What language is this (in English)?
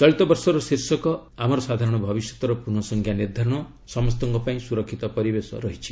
Odia